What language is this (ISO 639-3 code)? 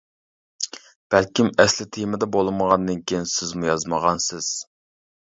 uig